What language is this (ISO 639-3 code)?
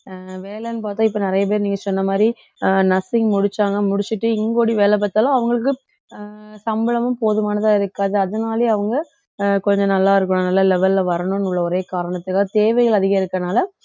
tam